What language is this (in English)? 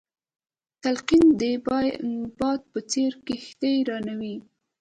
Pashto